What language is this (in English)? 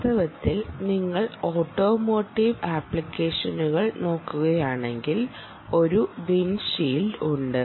Malayalam